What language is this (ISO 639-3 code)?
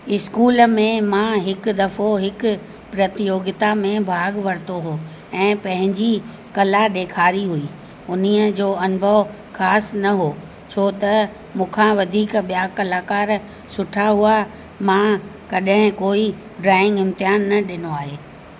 snd